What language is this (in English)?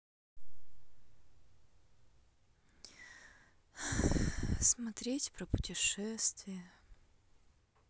Russian